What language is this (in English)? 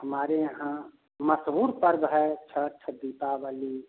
Hindi